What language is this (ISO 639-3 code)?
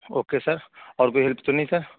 urd